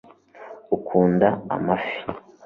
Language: Kinyarwanda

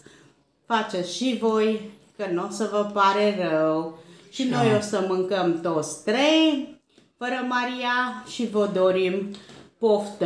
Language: Romanian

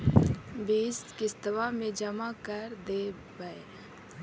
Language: Magahi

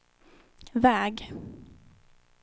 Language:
Swedish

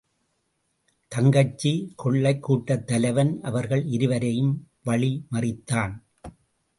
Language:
Tamil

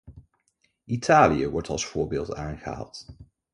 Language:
Dutch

